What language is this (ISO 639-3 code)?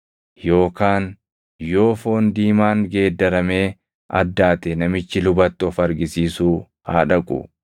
orm